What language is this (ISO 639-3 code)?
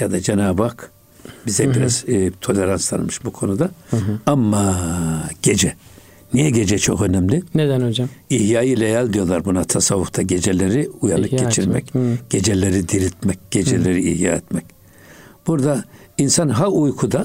tur